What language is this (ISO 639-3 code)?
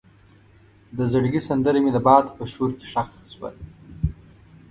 pus